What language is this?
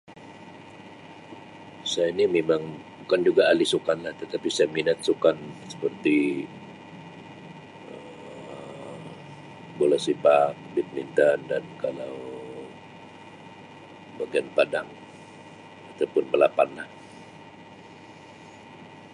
Sabah Malay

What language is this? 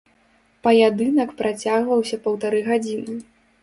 Belarusian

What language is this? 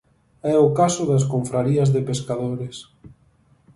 Galician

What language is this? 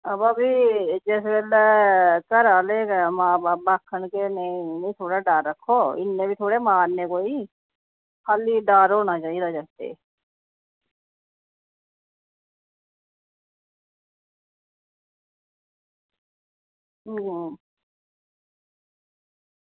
Dogri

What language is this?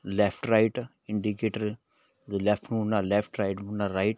Punjabi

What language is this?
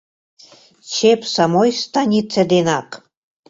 Mari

